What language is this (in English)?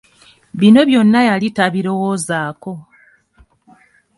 Ganda